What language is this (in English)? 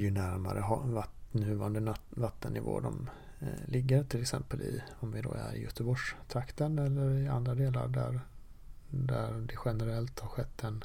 Swedish